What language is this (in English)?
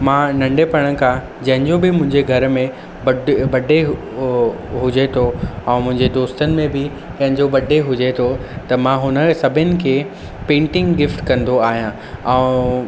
Sindhi